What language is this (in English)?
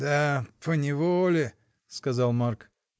Russian